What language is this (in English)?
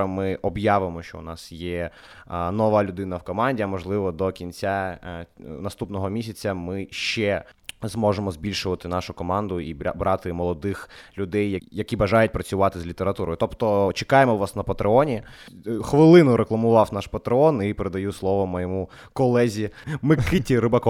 Ukrainian